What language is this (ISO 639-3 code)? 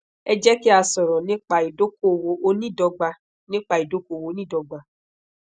yor